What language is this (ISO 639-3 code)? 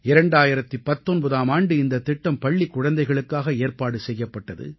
tam